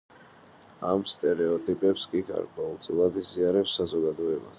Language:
Georgian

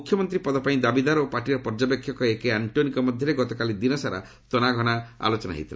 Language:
Odia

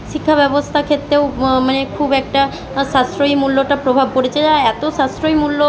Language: Bangla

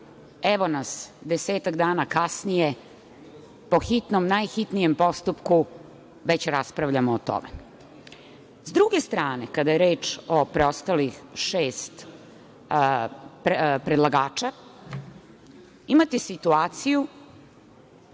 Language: Serbian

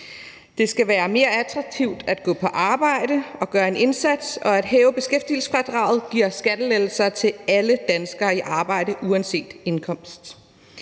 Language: Danish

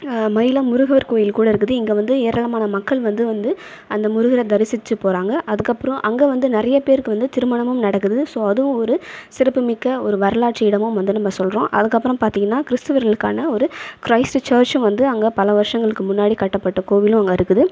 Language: Tamil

